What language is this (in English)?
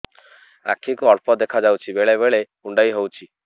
Odia